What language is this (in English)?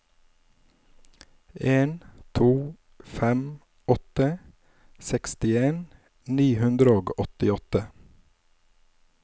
Norwegian